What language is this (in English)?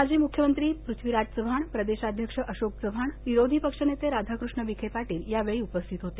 Marathi